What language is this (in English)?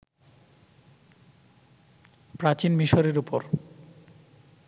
Bangla